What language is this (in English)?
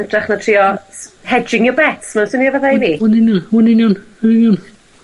Welsh